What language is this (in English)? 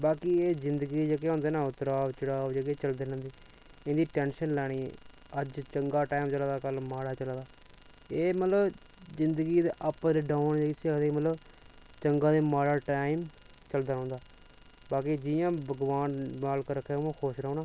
Dogri